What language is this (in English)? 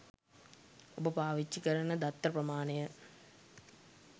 Sinhala